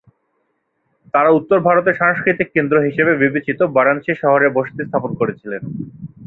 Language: Bangla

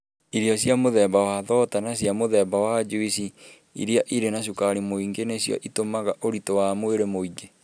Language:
Kikuyu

